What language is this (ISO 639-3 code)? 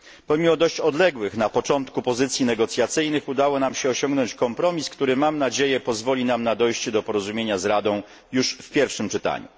pol